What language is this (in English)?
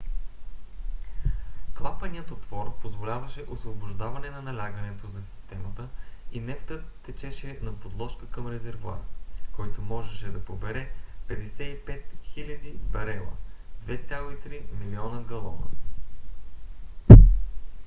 Bulgarian